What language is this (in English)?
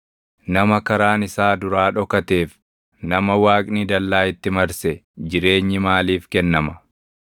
Oromo